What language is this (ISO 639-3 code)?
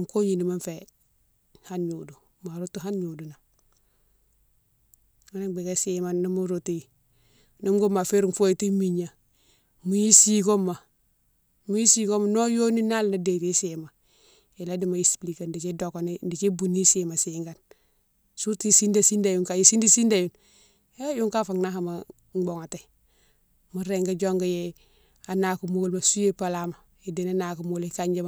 msw